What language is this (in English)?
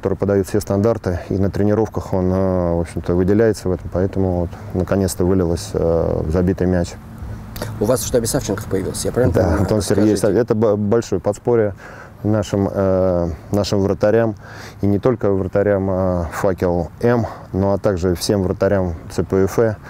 Russian